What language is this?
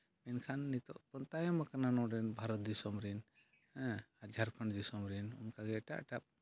Santali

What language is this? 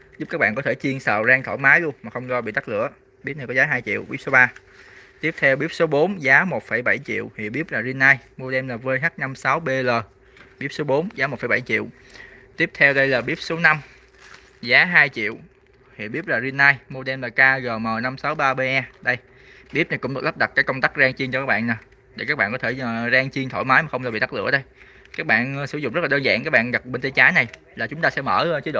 Vietnamese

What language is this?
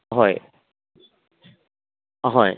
Manipuri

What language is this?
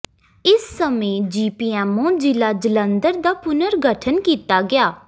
Punjabi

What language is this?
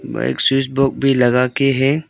Hindi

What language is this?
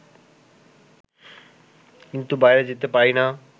Bangla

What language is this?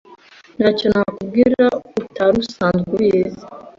Kinyarwanda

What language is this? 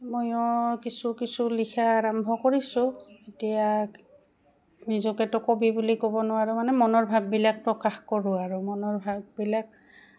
Assamese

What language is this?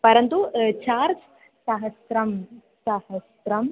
Sanskrit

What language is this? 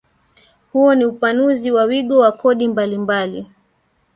Swahili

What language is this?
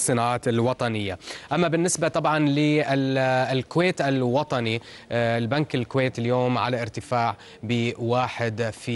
Arabic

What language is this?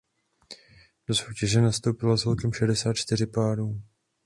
Czech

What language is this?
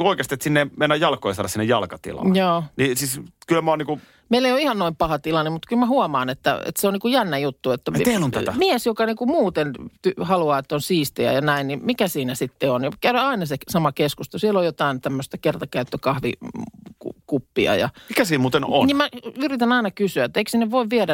Finnish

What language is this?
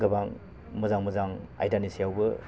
Bodo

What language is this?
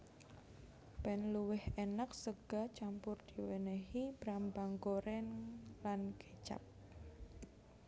Javanese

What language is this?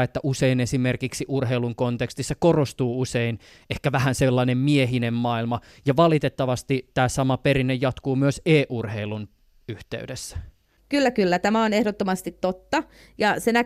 Finnish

